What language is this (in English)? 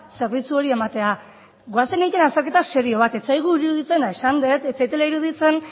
Basque